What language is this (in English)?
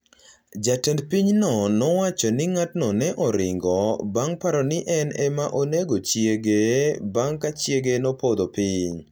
Luo (Kenya and Tanzania)